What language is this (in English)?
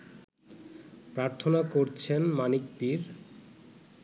Bangla